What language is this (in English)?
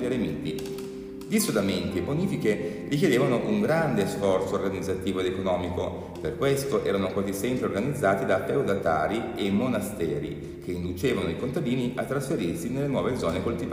Italian